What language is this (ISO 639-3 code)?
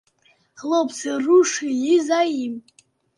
bel